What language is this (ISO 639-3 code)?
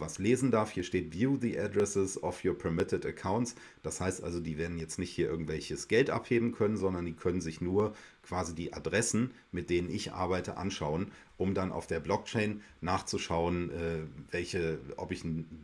deu